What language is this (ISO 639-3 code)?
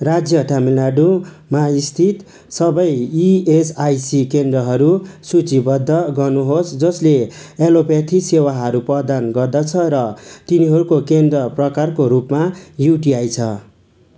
nep